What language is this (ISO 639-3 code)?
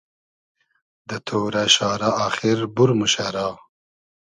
haz